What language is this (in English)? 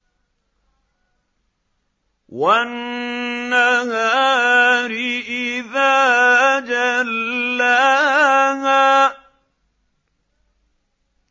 Arabic